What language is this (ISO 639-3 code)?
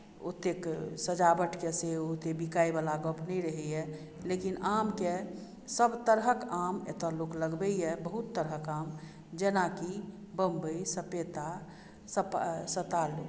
mai